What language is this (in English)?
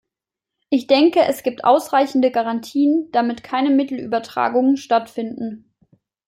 German